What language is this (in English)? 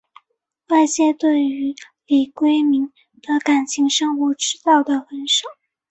Chinese